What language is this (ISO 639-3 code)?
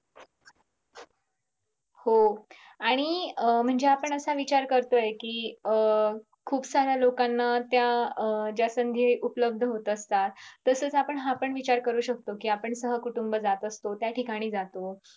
mar